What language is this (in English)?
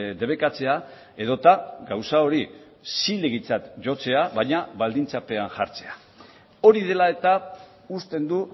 Basque